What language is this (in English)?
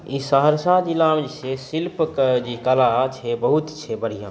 Maithili